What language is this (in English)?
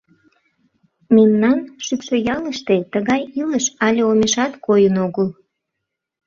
Mari